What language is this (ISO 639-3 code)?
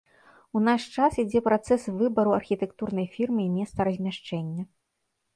bel